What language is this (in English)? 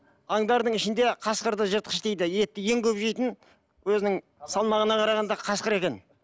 Kazakh